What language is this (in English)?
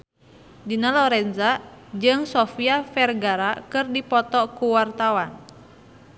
Sundanese